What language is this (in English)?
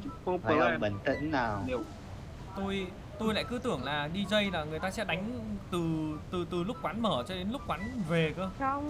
Vietnamese